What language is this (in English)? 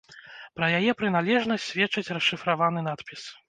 Belarusian